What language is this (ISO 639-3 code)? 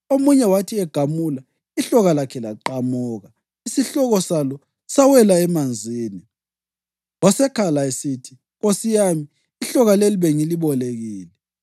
nde